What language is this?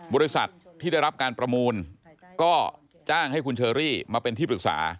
Thai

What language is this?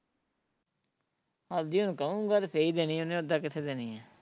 Punjabi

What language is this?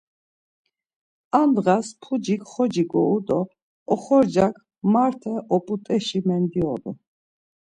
Laz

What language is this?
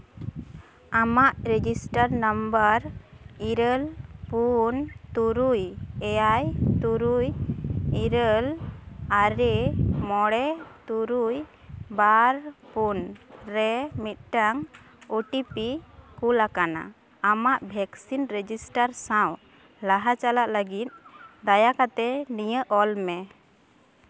Santali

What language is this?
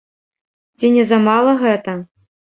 Belarusian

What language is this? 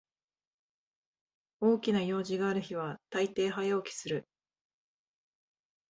Japanese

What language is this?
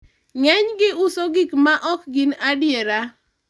Luo (Kenya and Tanzania)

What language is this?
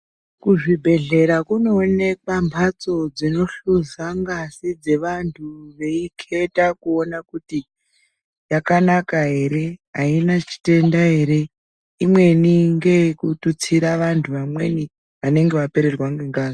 Ndau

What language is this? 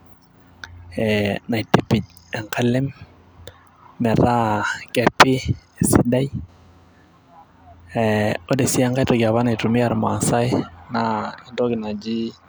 Masai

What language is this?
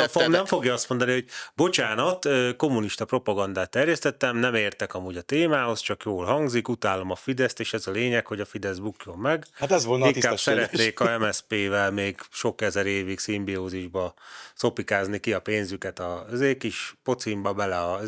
Hungarian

